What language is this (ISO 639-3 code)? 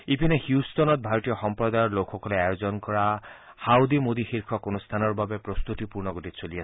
asm